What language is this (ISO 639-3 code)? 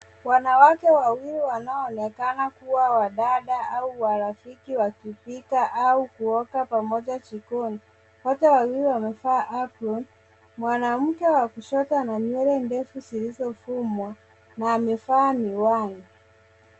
swa